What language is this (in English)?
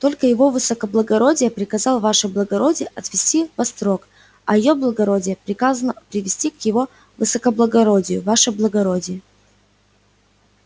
Russian